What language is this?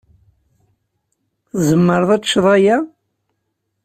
Kabyle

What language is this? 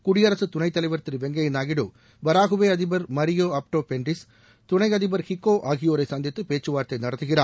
Tamil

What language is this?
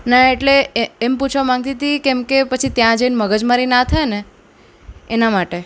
Gujarati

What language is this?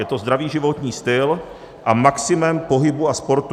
Czech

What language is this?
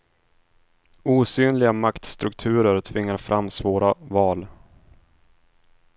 Swedish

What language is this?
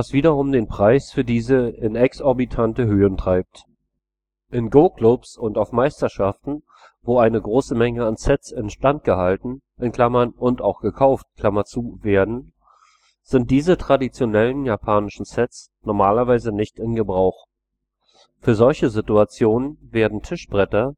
German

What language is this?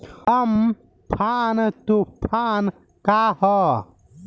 Bhojpuri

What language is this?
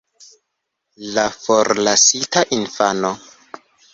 Esperanto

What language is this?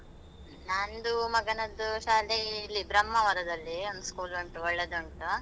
Kannada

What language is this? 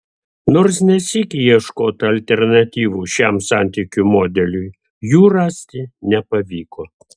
Lithuanian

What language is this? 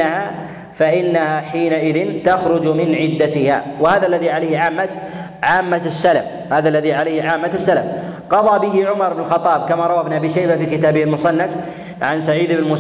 Arabic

